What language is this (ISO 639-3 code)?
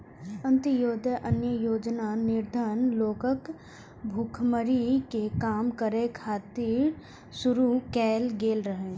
mai